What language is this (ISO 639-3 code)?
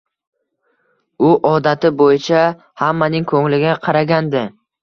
uzb